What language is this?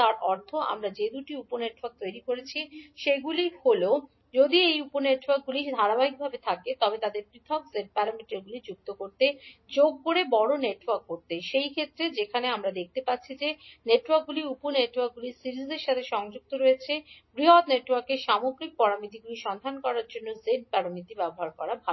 Bangla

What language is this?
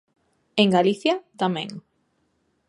Galician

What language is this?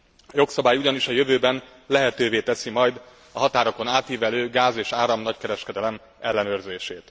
Hungarian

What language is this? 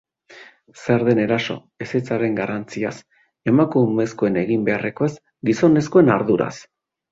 Basque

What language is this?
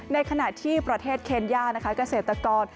Thai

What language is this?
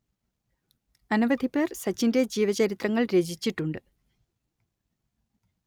Malayalam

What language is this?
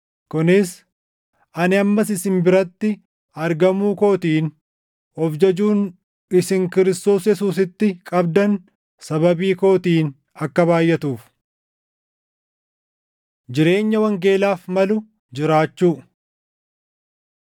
Oromo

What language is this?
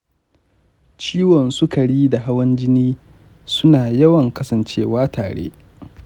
Hausa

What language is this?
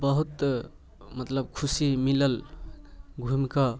Maithili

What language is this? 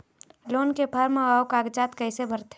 Chhattisgarhi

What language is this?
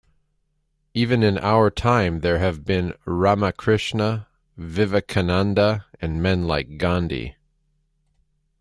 English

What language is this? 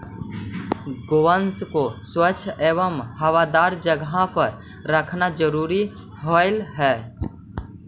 Magahi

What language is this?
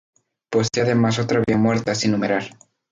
Spanish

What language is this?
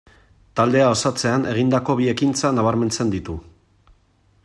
Basque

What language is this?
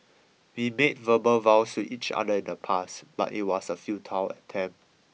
English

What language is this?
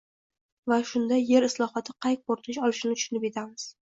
Uzbek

